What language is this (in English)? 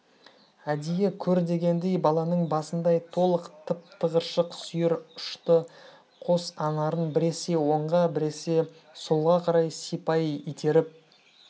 Kazakh